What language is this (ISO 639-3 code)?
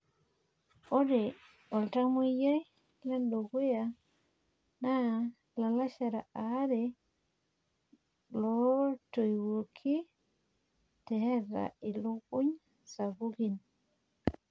mas